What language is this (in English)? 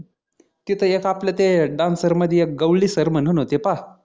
Marathi